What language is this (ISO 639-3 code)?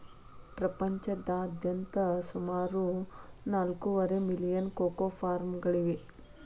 kan